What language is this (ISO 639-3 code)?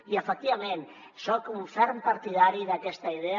cat